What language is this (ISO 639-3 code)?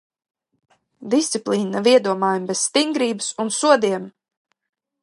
lav